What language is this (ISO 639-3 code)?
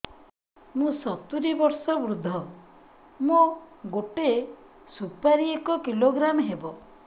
ori